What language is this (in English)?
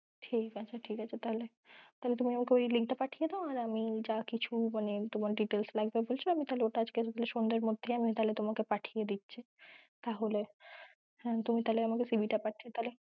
Bangla